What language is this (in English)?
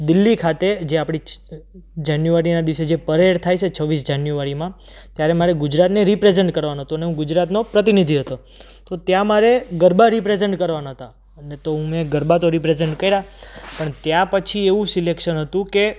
Gujarati